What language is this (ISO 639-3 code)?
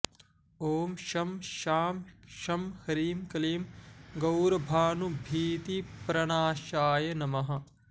san